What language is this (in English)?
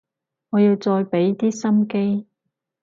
Cantonese